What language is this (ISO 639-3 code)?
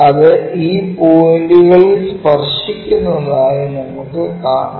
mal